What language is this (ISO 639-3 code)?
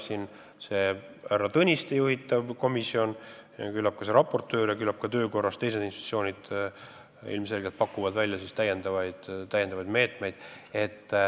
est